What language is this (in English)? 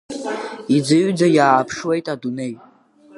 Abkhazian